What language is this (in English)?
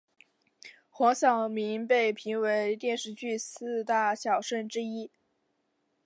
Chinese